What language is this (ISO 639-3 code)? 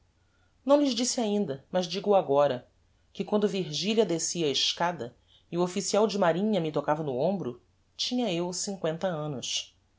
por